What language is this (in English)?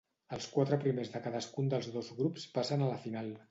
Catalan